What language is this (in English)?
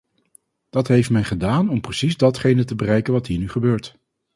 Dutch